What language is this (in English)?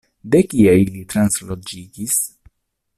Esperanto